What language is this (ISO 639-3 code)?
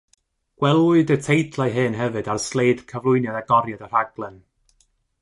cym